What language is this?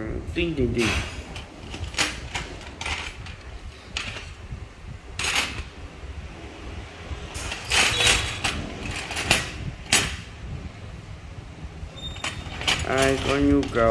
Vietnamese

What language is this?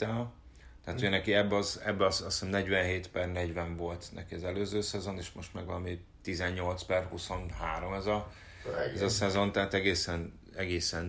Hungarian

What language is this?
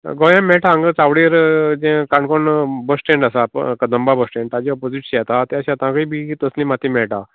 Konkani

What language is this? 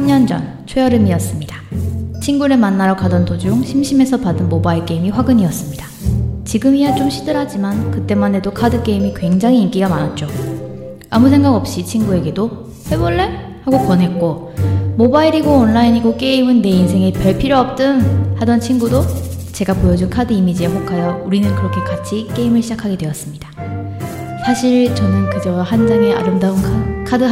Korean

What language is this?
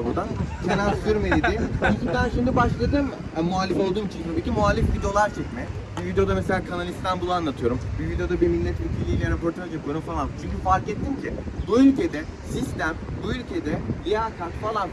Turkish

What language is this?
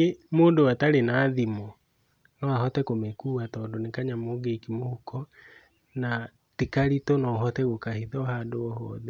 Kikuyu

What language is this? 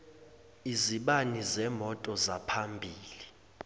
Zulu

